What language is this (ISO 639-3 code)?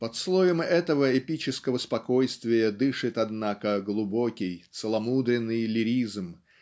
rus